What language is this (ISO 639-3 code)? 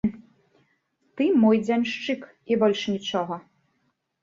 bel